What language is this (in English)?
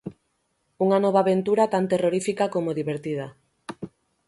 Galician